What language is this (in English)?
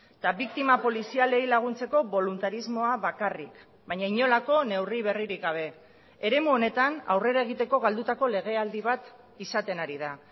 Basque